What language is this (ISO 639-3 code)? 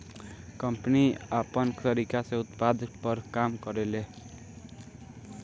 bho